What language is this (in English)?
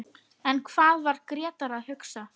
Icelandic